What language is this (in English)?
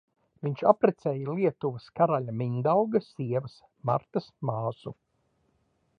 Latvian